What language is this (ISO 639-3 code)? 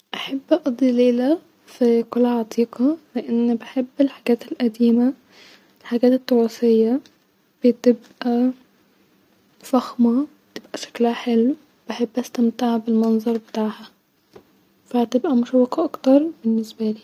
arz